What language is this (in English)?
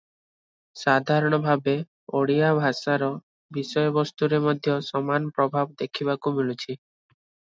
Odia